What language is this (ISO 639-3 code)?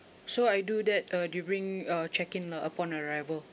eng